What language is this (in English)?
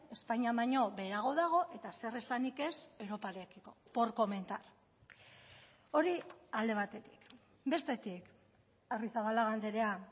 Basque